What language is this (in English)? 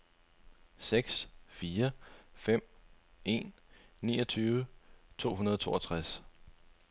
Danish